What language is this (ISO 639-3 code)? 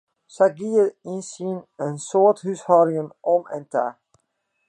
fry